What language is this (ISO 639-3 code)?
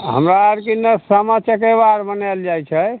mai